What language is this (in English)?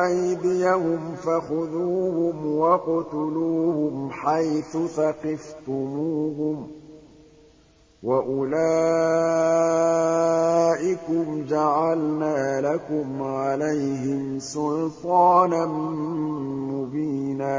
Arabic